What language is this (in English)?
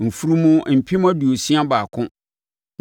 Akan